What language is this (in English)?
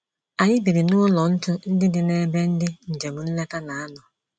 Igbo